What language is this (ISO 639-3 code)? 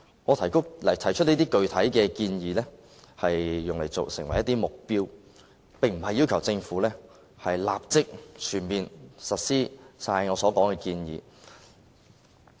yue